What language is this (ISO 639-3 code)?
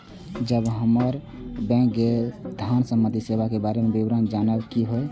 mai